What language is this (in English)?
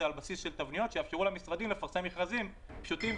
Hebrew